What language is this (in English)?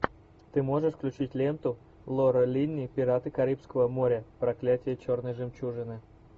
Russian